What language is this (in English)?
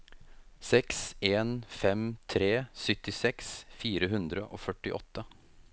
Norwegian